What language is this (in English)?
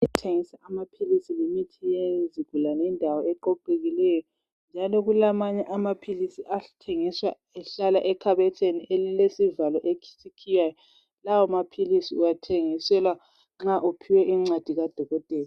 North Ndebele